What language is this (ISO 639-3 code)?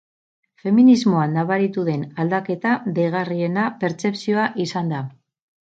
eus